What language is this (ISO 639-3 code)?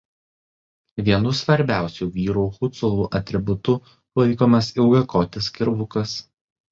lit